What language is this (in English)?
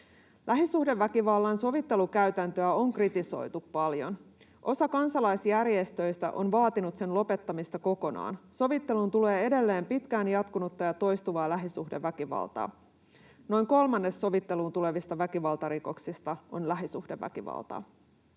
Finnish